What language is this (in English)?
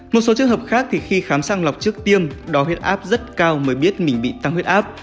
Vietnamese